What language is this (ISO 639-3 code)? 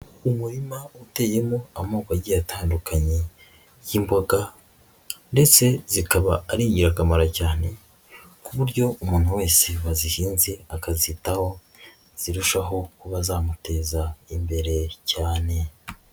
kin